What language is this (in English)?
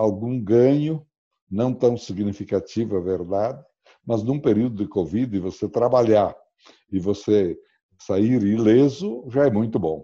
Portuguese